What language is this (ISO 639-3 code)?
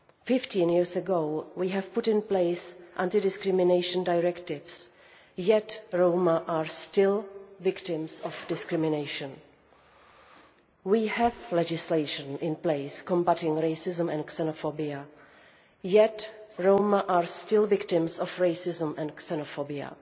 eng